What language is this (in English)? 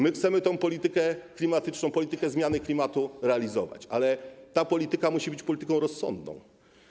Polish